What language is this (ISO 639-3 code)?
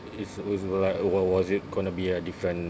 eng